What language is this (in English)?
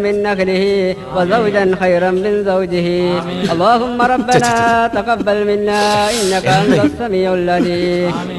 Arabic